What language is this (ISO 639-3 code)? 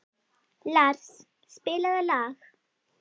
isl